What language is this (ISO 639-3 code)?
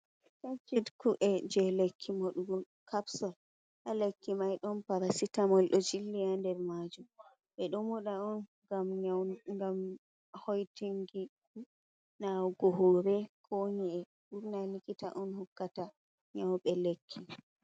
ful